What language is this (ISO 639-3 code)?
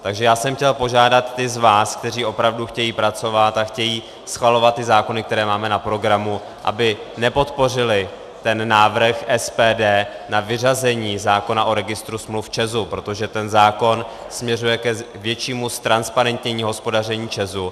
ces